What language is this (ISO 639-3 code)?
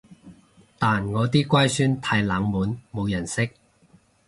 yue